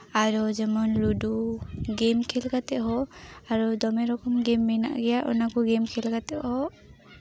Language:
Santali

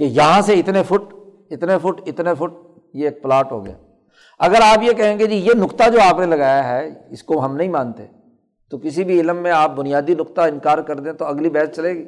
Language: Urdu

